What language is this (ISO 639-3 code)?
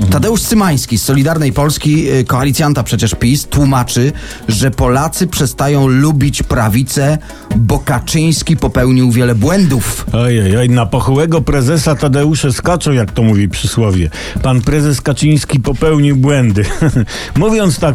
pol